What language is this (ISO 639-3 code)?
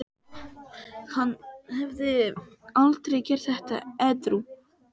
isl